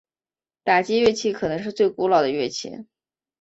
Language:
Chinese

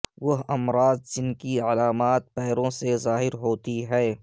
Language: Urdu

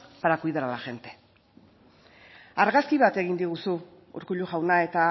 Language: Basque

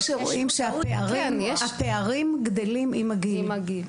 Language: Hebrew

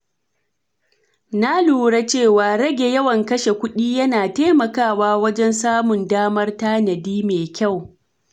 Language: Hausa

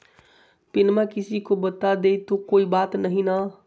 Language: Magahi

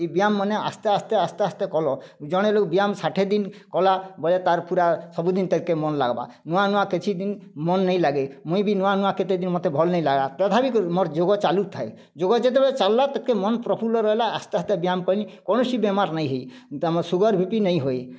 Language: Odia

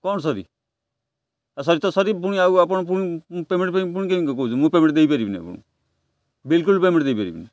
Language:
Odia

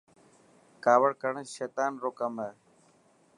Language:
Dhatki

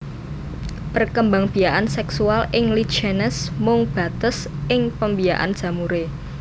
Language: Javanese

